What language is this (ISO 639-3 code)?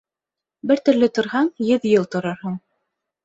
bak